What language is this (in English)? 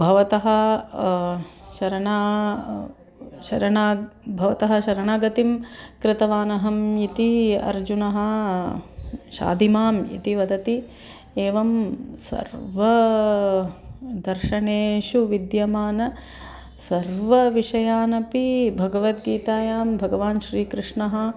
Sanskrit